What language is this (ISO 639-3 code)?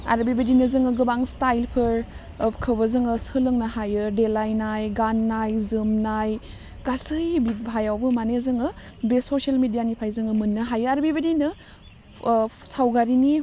brx